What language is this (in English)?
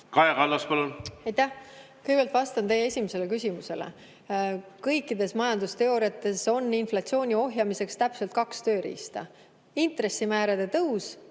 Estonian